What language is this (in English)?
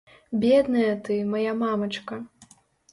Belarusian